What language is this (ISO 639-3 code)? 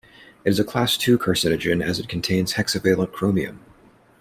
eng